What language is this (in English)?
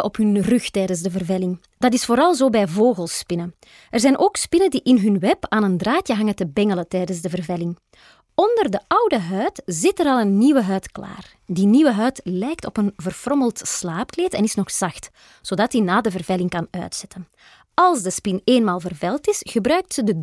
Dutch